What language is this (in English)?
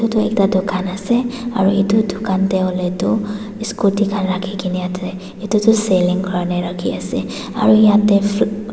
Naga Pidgin